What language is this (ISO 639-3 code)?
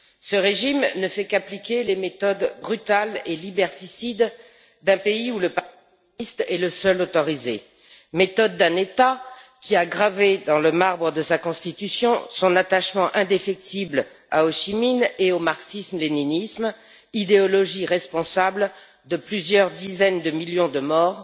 fra